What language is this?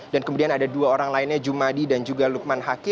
Indonesian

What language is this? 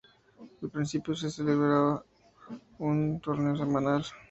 Spanish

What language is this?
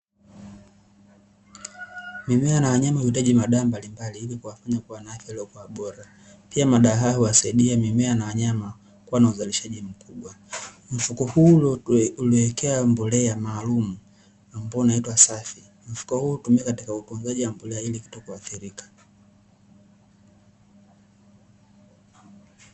Swahili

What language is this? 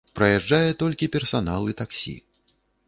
Belarusian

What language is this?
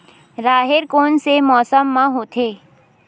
Chhattisgarhi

